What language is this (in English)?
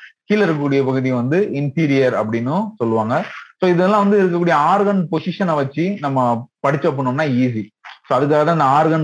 Tamil